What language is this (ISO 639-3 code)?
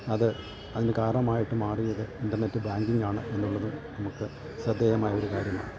mal